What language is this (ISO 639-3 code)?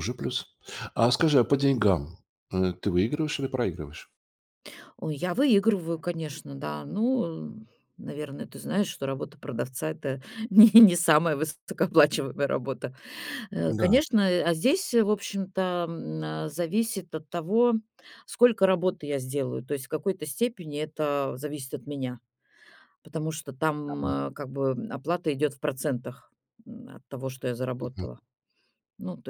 rus